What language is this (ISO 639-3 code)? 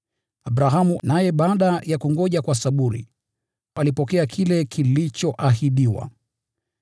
swa